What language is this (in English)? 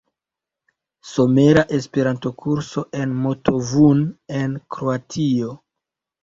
Esperanto